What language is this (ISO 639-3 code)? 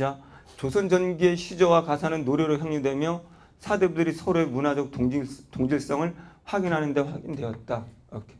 kor